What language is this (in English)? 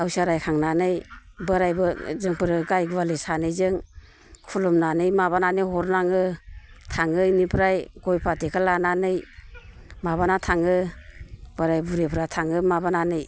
Bodo